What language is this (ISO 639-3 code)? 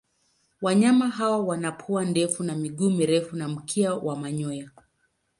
swa